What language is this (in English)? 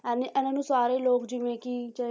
Punjabi